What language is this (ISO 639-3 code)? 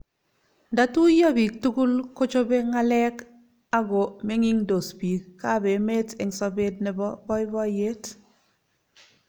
kln